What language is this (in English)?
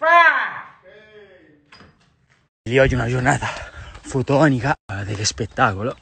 Italian